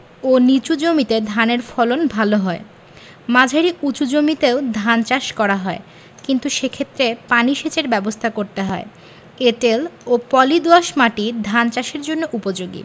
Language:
Bangla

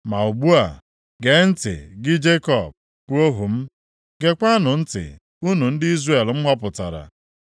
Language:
Igbo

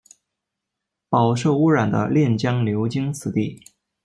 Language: Chinese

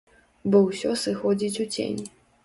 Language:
Belarusian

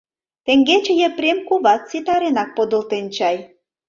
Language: Mari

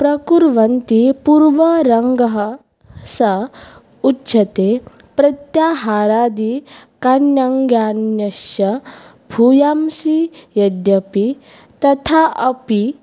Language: Sanskrit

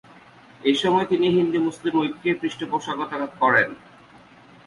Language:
Bangla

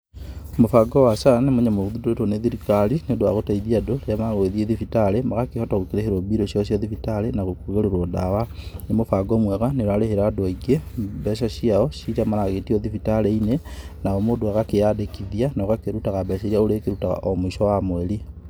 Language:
Kikuyu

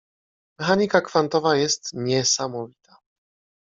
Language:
Polish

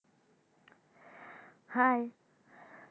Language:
Bangla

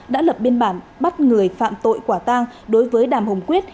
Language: Vietnamese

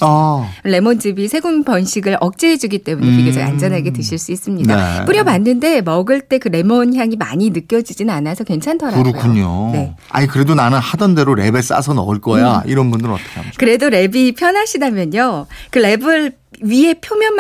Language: Korean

